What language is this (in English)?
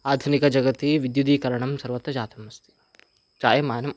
Sanskrit